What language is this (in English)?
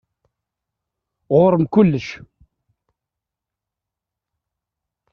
Kabyle